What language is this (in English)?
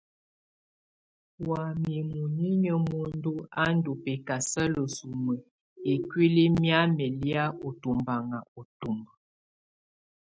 Tunen